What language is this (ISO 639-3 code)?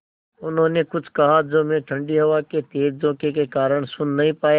hin